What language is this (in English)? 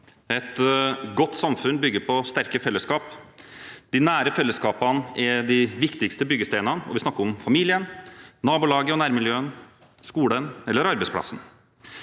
Norwegian